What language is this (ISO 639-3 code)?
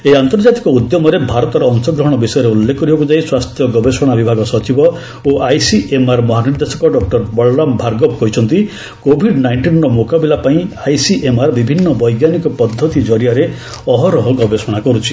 ori